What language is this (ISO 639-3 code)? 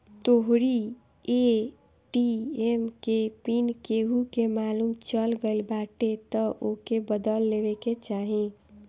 bho